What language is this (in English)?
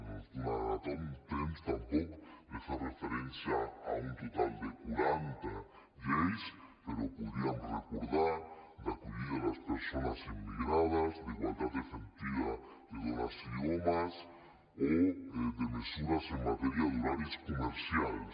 Catalan